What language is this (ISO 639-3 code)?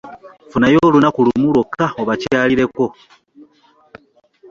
lug